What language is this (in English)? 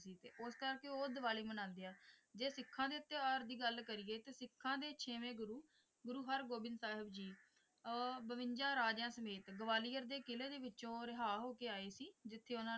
Punjabi